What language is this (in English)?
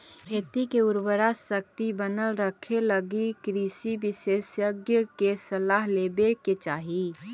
Magahi